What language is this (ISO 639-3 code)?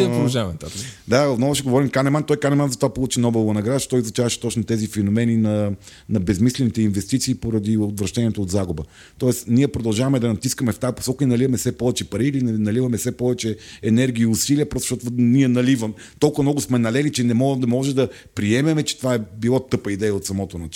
bul